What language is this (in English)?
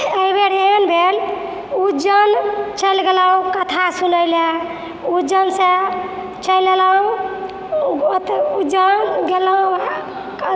Maithili